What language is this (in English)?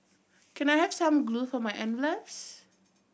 English